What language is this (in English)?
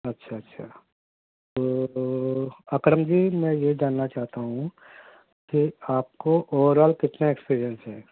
Urdu